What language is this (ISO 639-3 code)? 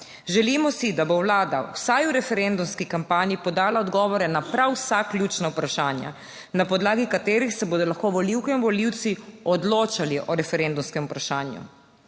slv